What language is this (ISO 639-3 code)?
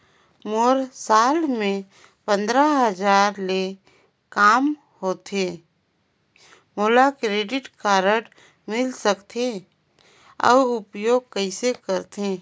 hne